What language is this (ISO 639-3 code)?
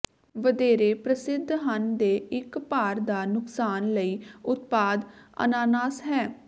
pan